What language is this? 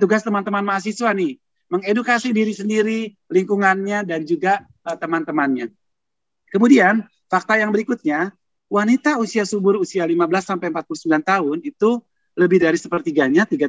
Indonesian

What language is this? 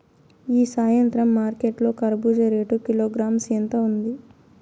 Telugu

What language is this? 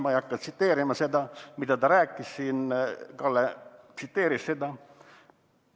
Estonian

